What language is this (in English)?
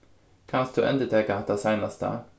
Faroese